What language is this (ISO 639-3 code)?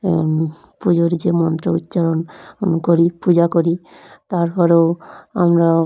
ben